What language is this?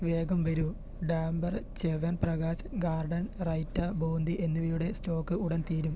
Malayalam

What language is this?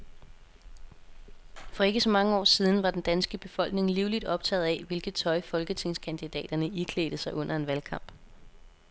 Danish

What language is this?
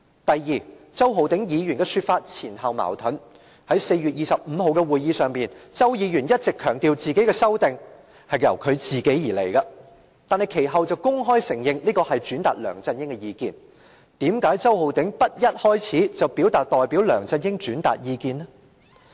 Cantonese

